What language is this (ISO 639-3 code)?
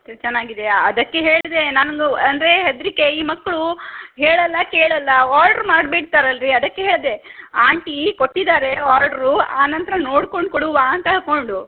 kan